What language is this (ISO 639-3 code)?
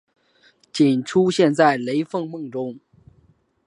zho